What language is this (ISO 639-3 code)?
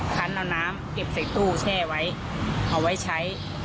tha